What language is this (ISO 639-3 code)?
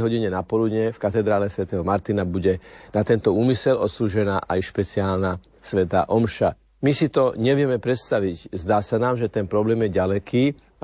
slk